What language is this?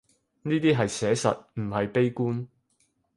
Cantonese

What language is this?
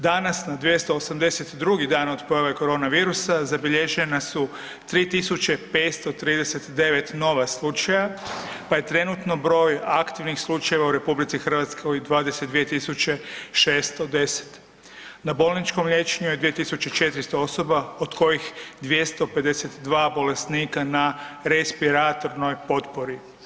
Croatian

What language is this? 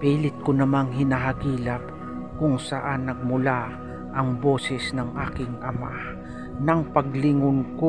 Filipino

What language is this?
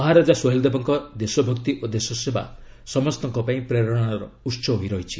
Odia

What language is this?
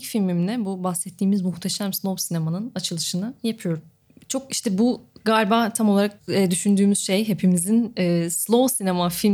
Turkish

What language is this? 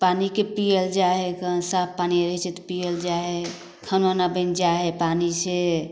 Maithili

